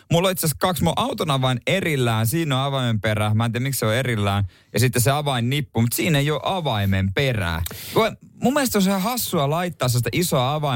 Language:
Finnish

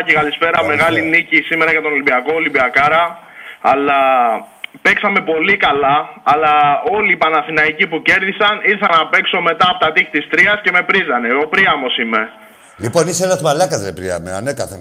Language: Greek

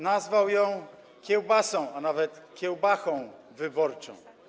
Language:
Polish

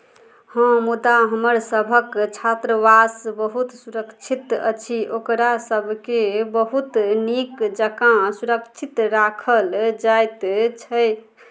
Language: Maithili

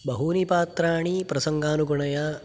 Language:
Sanskrit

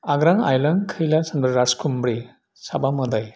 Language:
Bodo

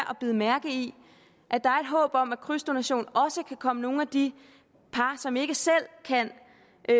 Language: Danish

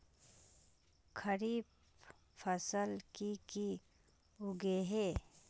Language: Magahi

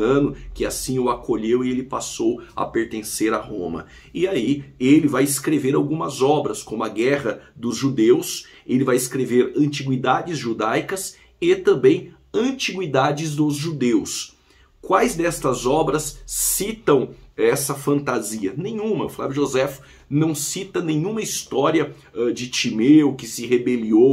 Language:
Portuguese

